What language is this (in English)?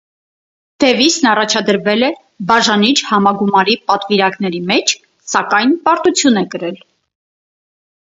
Armenian